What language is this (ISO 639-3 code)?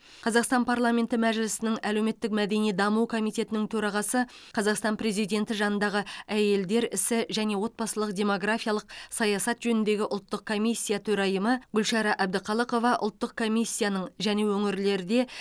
kaz